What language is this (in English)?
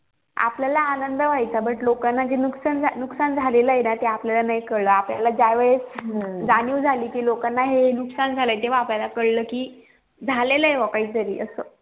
Marathi